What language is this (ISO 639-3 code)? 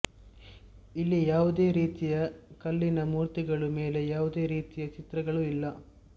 kan